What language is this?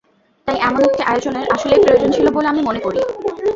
Bangla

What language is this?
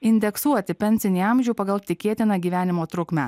Lithuanian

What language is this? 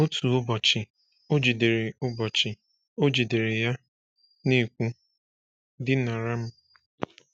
Igbo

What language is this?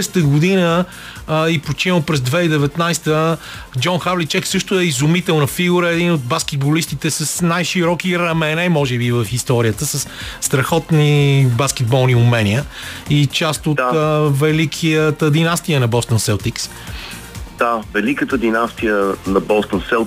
Bulgarian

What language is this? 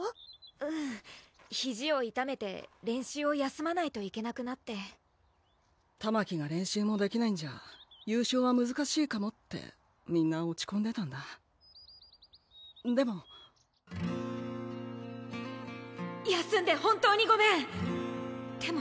Japanese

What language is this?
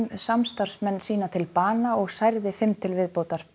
Icelandic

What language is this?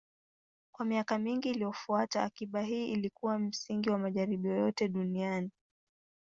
Swahili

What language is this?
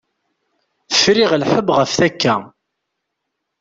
Kabyle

